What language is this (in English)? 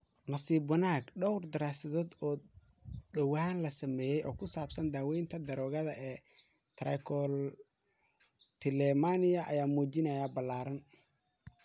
Somali